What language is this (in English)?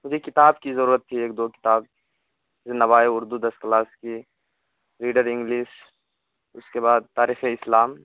Urdu